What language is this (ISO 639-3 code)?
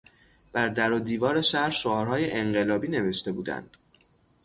fas